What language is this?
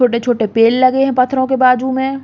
Bundeli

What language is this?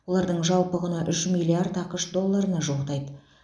Kazakh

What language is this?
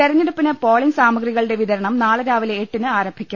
Malayalam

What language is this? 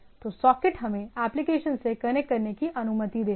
Hindi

